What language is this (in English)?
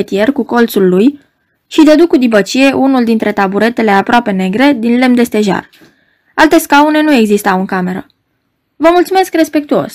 Romanian